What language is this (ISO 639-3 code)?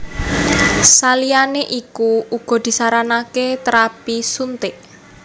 jav